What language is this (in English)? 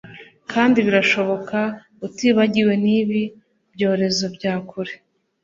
Kinyarwanda